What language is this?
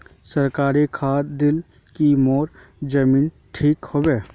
Magahi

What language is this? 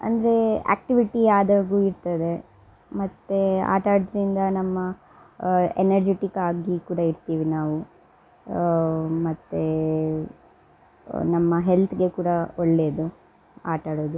Kannada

